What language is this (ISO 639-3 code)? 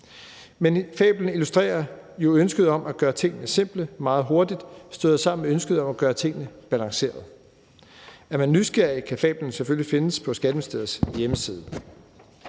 dan